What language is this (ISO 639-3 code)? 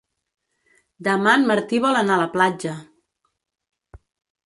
cat